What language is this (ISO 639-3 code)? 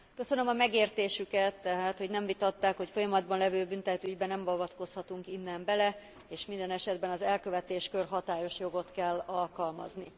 hun